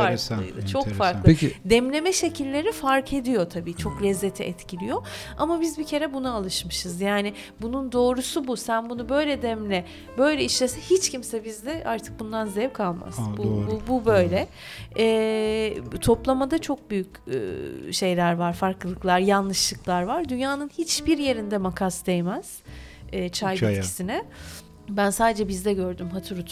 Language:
Turkish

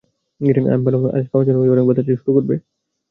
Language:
Bangla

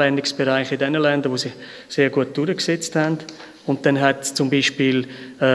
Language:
German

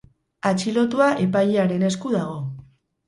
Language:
Basque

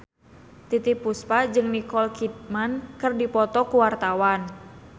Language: Sundanese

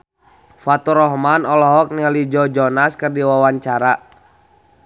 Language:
Sundanese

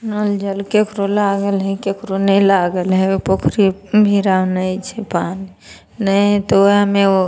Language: Maithili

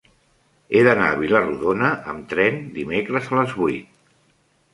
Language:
Catalan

